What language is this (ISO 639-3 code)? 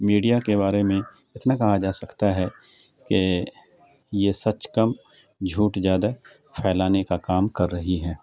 urd